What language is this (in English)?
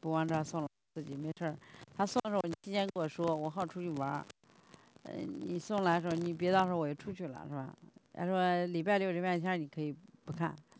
Chinese